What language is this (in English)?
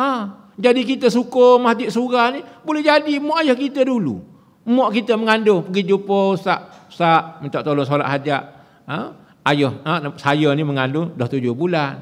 Malay